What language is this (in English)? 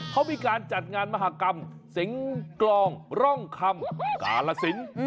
Thai